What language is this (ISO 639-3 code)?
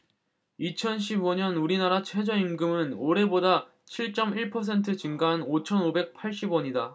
kor